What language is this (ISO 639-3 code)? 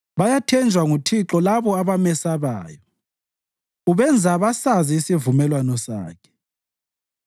nde